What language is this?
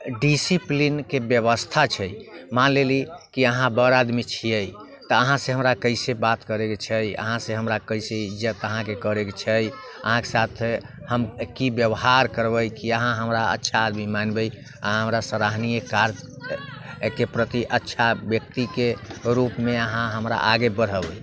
Maithili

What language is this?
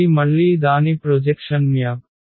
Telugu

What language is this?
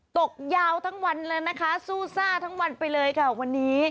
Thai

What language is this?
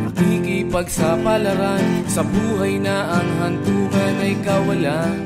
Filipino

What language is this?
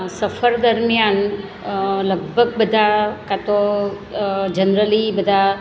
Gujarati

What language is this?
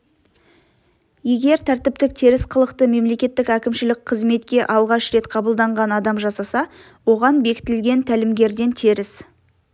Kazakh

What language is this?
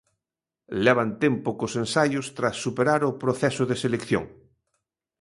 Galician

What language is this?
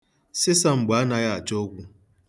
Igbo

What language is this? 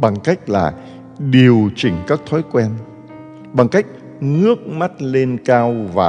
Vietnamese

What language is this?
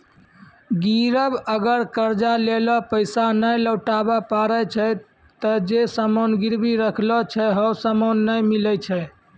Maithili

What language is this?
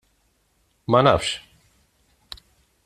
Maltese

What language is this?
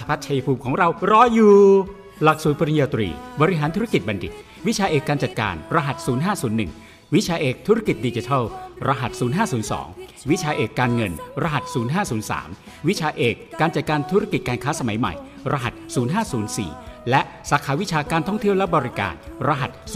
Thai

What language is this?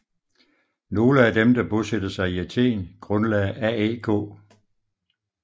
Danish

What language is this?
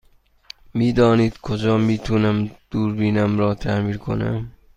Persian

